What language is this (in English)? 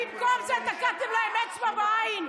Hebrew